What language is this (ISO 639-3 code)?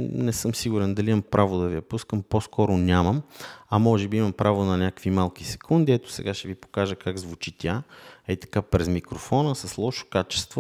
bul